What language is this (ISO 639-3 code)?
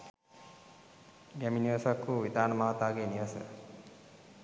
sin